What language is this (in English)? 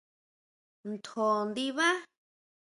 Huautla Mazatec